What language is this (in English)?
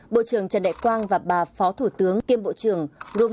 Vietnamese